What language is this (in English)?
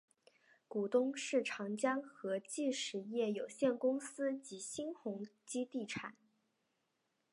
Chinese